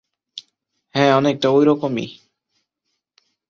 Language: Bangla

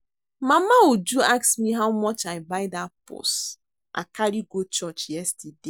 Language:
Nigerian Pidgin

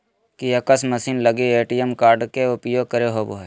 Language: Magahi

